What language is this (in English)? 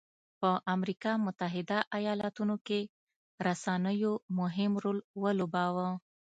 Pashto